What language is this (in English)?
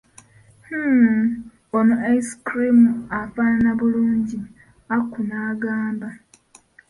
Ganda